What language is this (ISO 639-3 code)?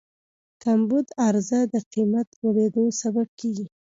pus